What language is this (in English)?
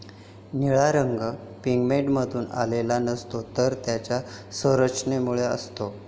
Marathi